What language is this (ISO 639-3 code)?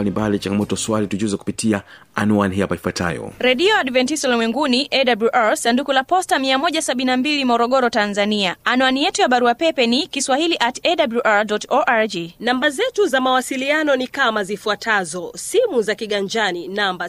swa